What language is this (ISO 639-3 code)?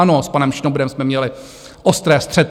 ces